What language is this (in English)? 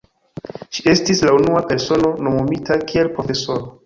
Esperanto